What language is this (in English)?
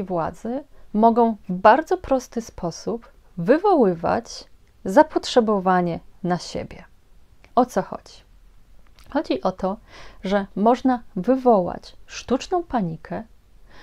Polish